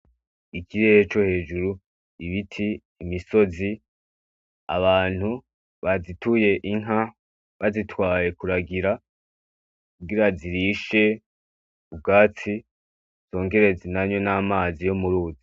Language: Rundi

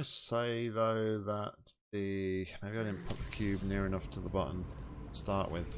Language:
English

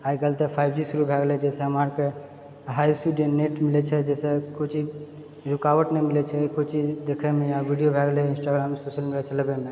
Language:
Maithili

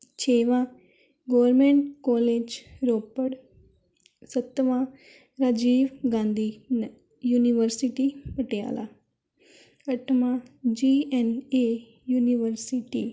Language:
Punjabi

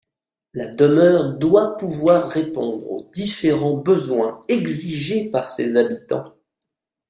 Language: French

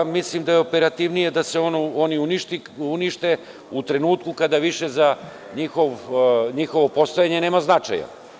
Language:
Serbian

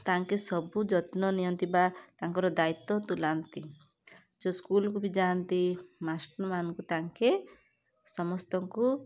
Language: Odia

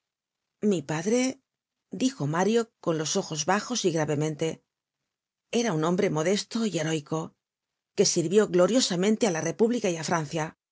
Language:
Spanish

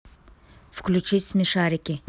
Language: Russian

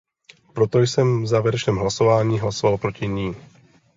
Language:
Czech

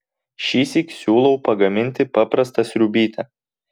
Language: Lithuanian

